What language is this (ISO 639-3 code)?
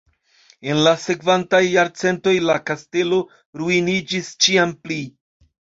epo